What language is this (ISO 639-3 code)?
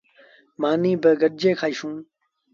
sbn